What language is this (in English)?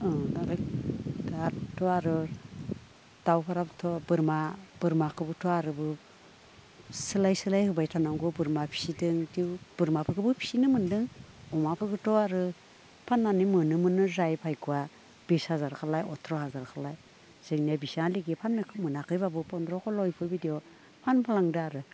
Bodo